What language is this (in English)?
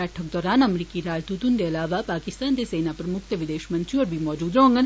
Dogri